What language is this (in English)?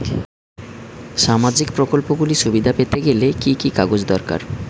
Bangla